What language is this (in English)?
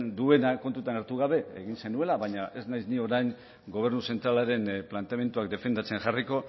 Basque